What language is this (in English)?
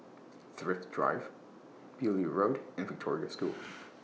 English